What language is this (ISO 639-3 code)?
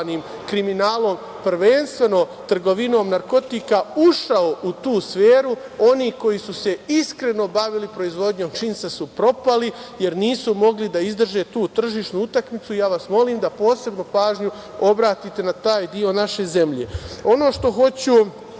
srp